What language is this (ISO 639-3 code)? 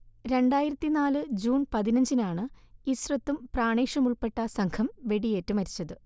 mal